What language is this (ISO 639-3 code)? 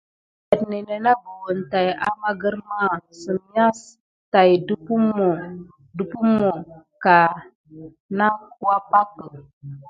gid